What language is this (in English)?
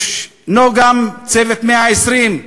Hebrew